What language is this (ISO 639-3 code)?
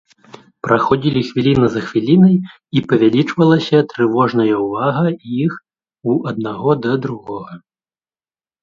bel